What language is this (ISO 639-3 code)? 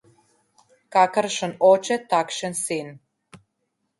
slv